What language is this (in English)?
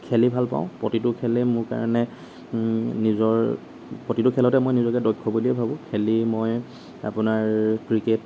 Assamese